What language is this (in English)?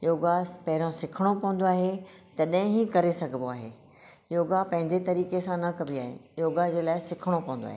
Sindhi